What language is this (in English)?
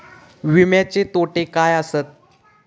Marathi